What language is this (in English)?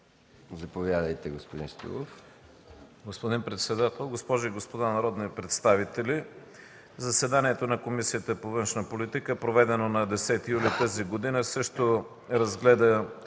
Bulgarian